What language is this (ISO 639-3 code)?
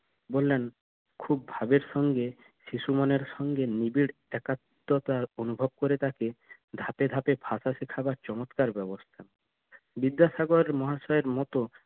ben